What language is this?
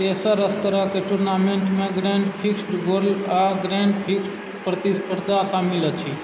Maithili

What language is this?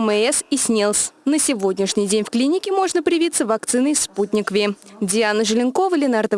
Russian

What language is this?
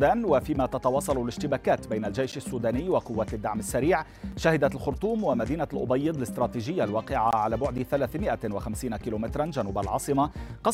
Arabic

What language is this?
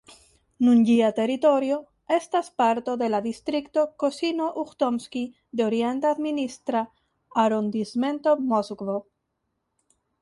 Esperanto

